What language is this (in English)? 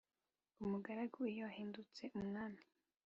Kinyarwanda